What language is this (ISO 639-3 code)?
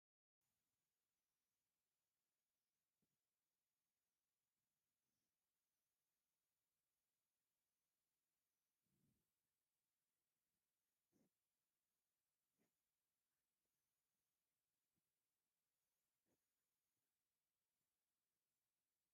tir